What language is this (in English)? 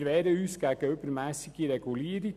Swiss German